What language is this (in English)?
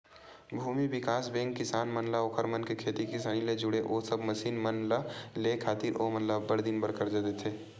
Chhattisgarhi